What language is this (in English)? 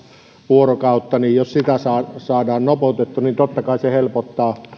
Finnish